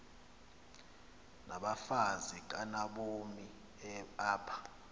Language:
Xhosa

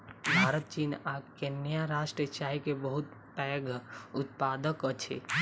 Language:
Maithili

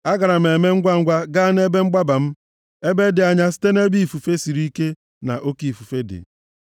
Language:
Igbo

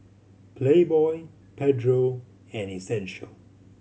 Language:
English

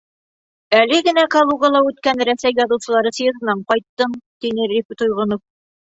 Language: Bashkir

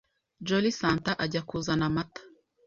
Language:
Kinyarwanda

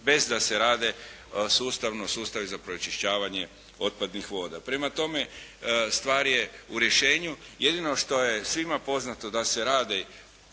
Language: Croatian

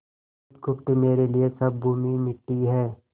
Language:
Hindi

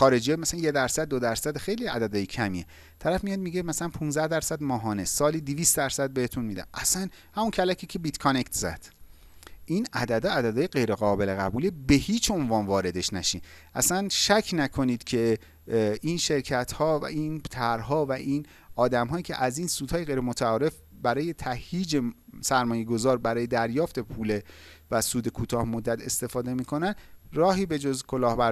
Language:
Persian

